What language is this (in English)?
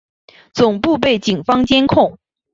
Chinese